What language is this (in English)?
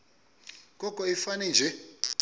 Xhosa